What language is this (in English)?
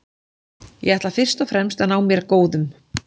Icelandic